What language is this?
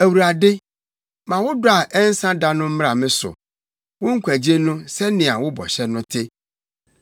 Akan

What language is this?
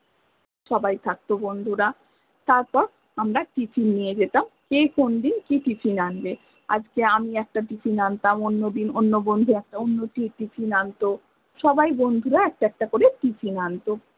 Bangla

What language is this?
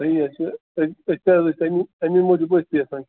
Kashmiri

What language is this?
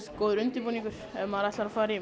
Icelandic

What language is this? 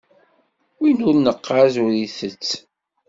Kabyle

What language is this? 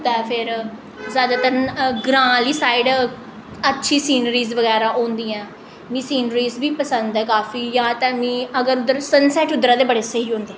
Dogri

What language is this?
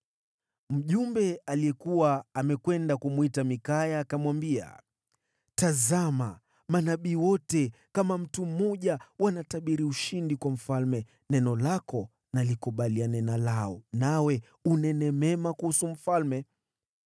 Swahili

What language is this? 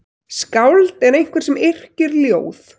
Icelandic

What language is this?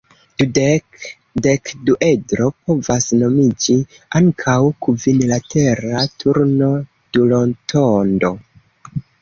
Esperanto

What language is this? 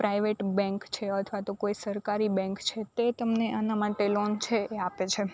Gujarati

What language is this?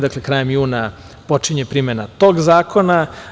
Serbian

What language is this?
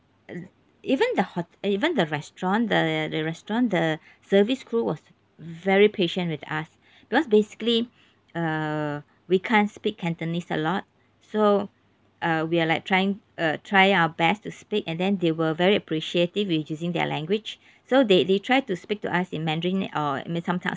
English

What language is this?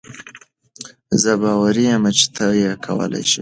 Pashto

